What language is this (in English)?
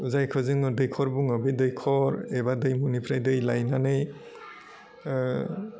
Bodo